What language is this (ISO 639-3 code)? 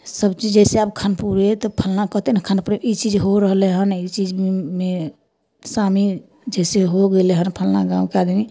mai